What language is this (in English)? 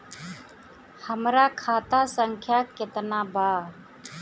Bhojpuri